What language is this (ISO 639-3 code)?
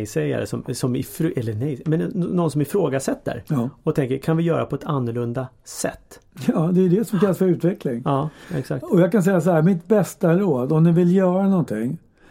swe